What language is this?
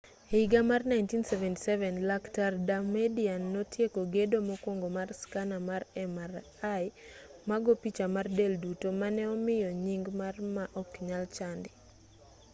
Luo (Kenya and Tanzania)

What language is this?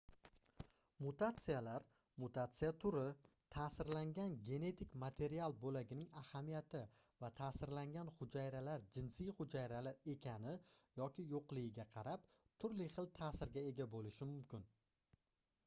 Uzbek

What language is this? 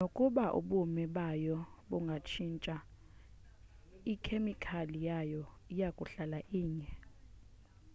Xhosa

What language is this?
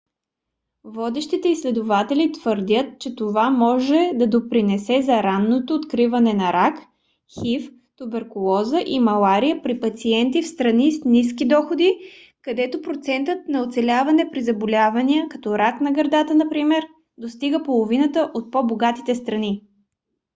Bulgarian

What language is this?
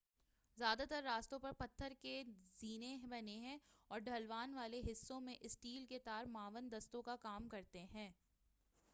Urdu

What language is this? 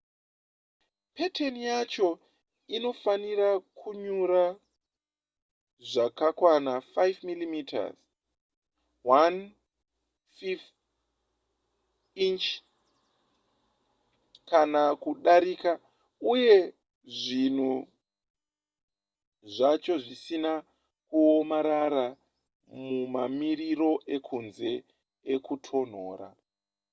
Shona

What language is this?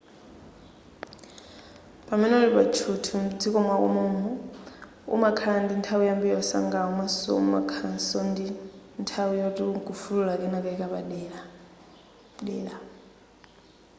Nyanja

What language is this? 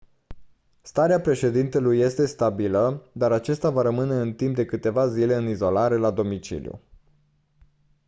Romanian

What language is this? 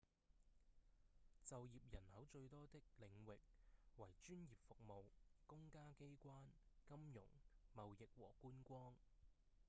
Cantonese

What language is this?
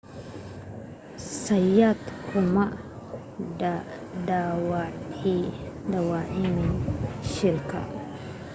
Somali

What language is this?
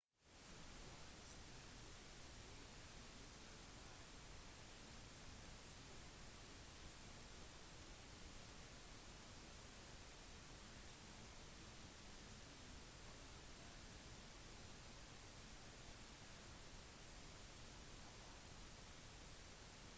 Norwegian Bokmål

